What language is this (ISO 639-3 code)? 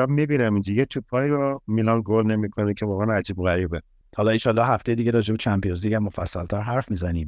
fas